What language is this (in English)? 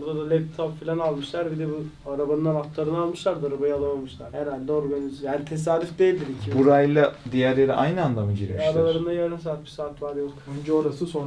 Turkish